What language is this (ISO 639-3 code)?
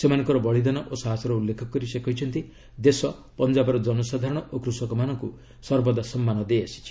ori